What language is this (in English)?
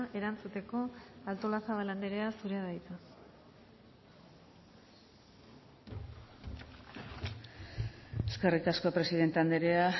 Basque